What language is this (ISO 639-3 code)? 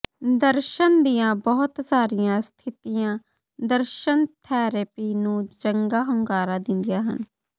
pan